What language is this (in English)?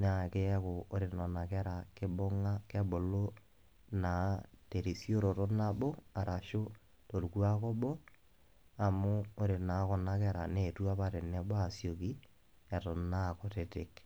Masai